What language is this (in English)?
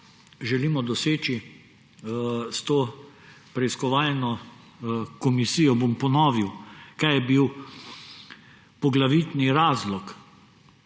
Slovenian